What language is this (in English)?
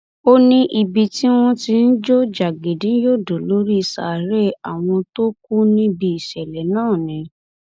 Yoruba